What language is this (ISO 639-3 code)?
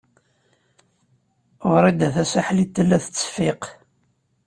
kab